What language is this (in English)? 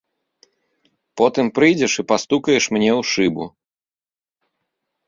Belarusian